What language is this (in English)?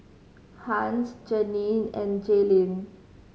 English